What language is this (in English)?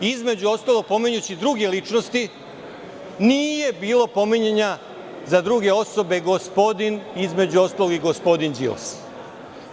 Serbian